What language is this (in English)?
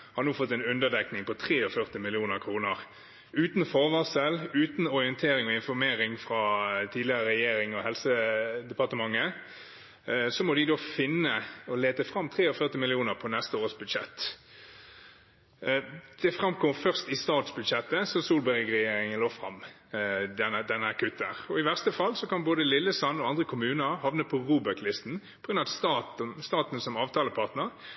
Norwegian Bokmål